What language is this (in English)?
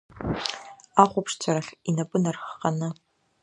Abkhazian